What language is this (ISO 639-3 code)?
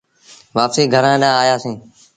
sbn